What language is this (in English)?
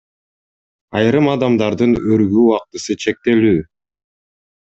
Kyrgyz